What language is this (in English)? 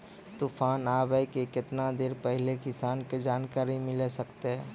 Maithili